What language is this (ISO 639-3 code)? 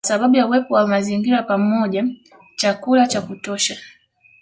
swa